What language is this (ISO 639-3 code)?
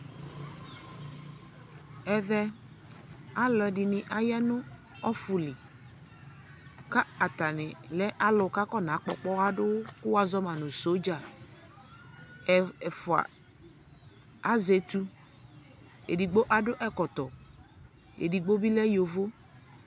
kpo